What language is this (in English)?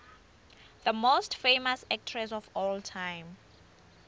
Swati